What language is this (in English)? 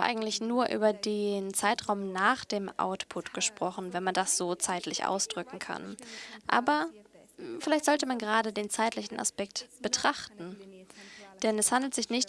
German